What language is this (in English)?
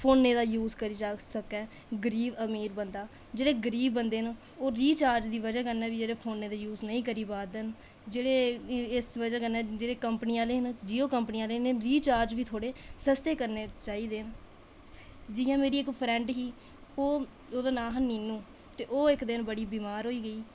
Dogri